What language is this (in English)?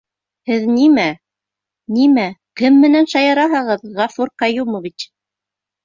Bashkir